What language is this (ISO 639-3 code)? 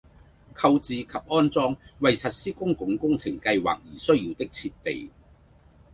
yue